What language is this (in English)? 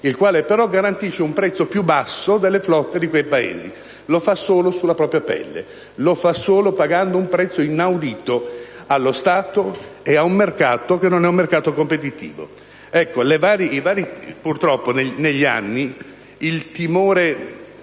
Italian